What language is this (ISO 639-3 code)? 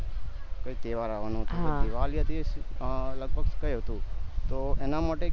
guj